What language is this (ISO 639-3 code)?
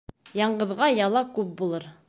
bak